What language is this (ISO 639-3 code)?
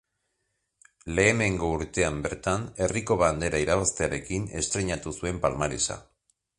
eus